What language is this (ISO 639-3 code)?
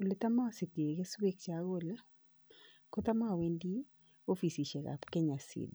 kln